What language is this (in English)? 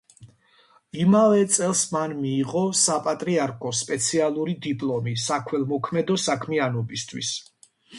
Georgian